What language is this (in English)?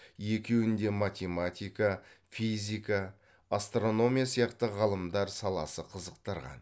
Kazakh